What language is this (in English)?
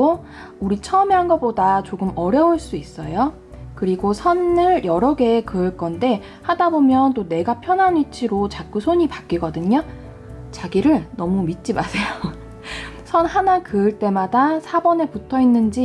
Korean